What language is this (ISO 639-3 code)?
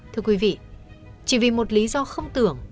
vie